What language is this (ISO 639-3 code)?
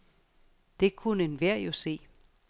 dan